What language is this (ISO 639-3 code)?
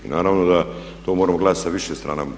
hrv